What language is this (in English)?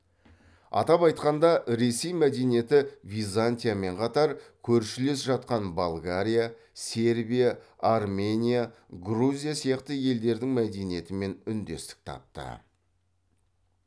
Kazakh